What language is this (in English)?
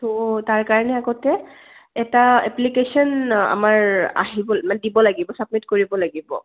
Assamese